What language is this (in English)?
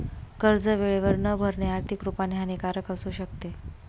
Marathi